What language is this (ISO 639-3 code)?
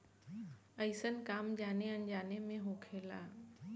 bho